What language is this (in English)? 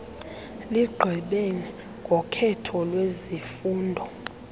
Xhosa